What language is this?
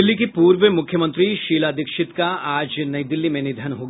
Hindi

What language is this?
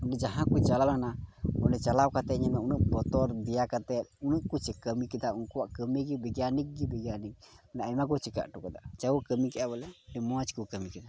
Santali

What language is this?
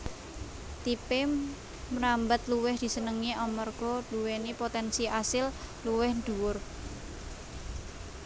Javanese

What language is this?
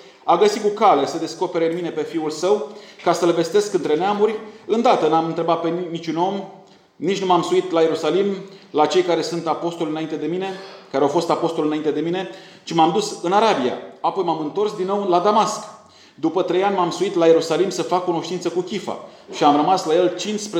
Romanian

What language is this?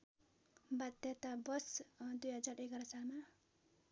Nepali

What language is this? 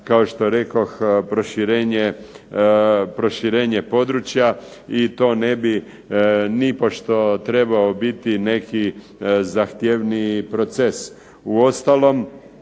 Croatian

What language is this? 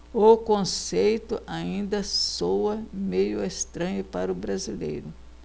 Portuguese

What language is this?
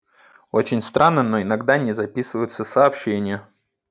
Russian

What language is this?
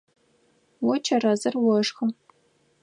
Adyghe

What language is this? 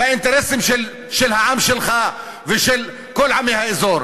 Hebrew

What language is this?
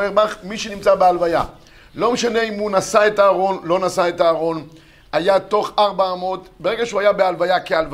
Hebrew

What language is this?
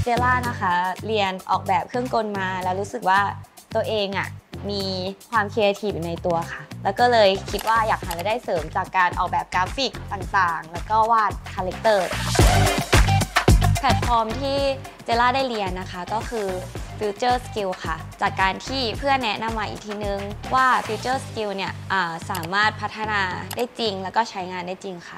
Thai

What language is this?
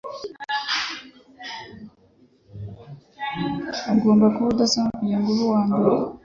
Kinyarwanda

